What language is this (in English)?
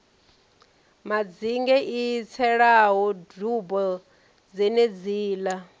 Venda